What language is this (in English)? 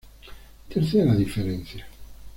Spanish